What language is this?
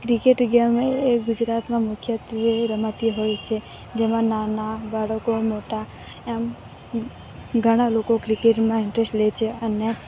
Gujarati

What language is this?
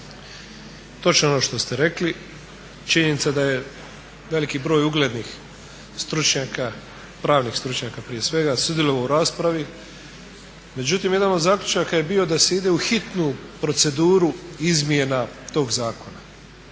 Croatian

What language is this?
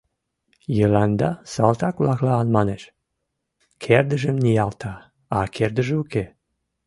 Mari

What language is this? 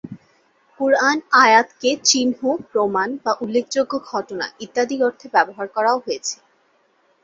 Bangla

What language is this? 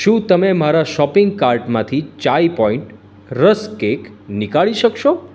Gujarati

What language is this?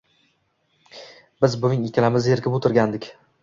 Uzbek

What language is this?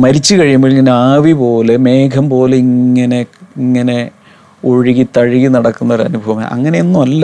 Malayalam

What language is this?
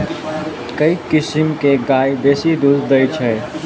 Maithili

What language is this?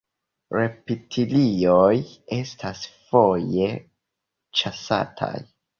Esperanto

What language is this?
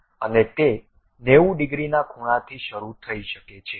Gujarati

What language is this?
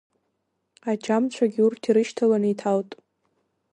Abkhazian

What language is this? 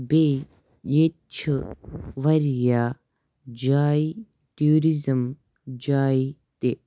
Kashmiri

